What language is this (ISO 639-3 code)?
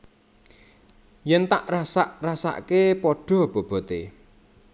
jav